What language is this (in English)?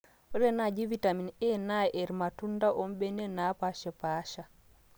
Masai